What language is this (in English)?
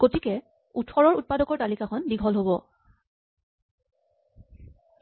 Assamese